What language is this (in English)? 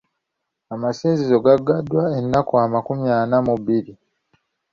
Ganda